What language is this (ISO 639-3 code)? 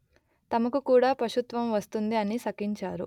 tel